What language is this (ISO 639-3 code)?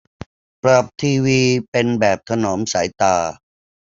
tha